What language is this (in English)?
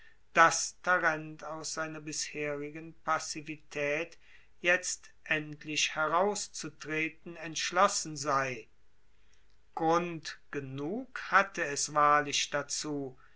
German